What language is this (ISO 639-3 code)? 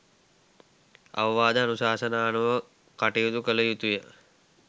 sin